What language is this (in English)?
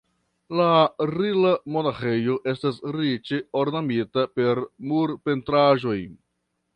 Esperanto